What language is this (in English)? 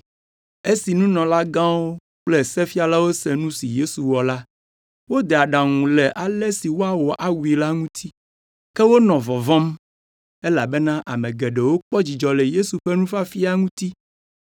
Ewe